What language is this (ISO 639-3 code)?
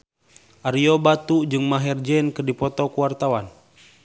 sun